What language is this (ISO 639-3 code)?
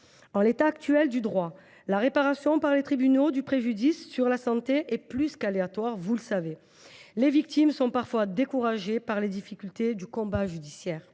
fra